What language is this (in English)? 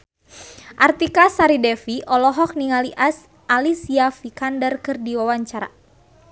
Sundanese